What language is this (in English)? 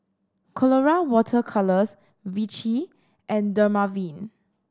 English